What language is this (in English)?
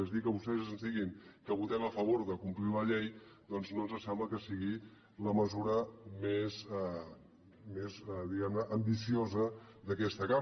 Catalan